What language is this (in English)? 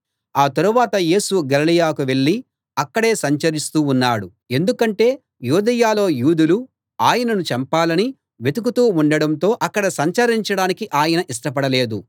Telugu